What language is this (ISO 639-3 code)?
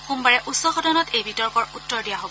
asm